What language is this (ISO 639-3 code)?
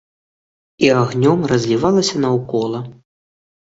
bel